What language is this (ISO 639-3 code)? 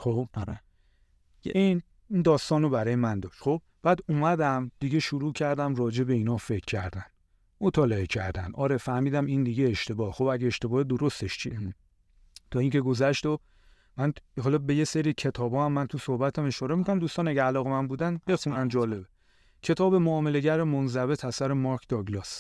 fas